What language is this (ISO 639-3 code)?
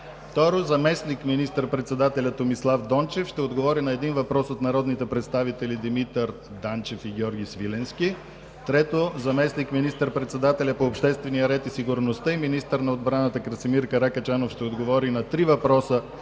bul